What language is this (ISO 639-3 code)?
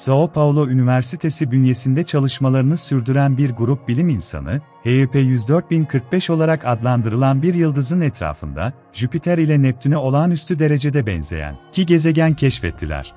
tur